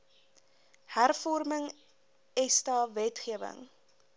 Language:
Afrikaans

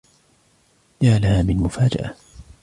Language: Arabic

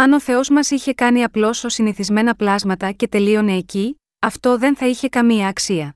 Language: Greek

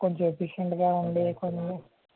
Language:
Telugu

